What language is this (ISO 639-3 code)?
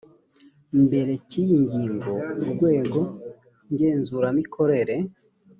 kin